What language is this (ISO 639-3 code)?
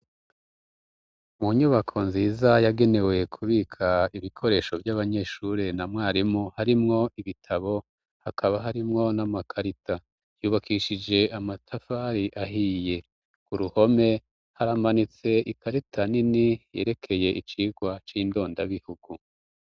run